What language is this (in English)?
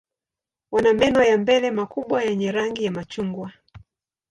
Swahili